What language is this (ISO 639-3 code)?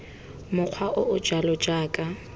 tsn